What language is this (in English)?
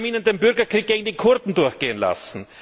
German